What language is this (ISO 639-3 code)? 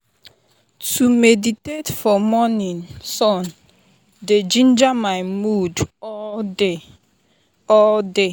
pcm